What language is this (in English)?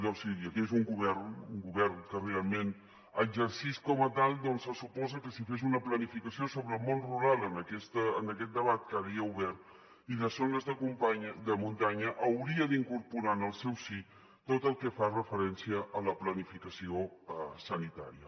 Catalan